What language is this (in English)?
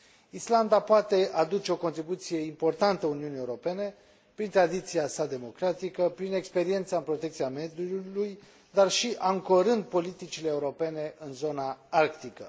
Romanian